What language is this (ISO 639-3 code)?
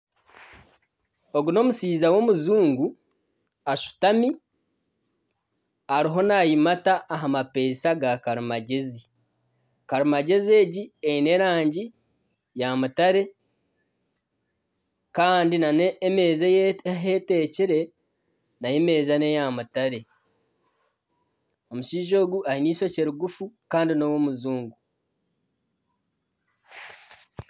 nyn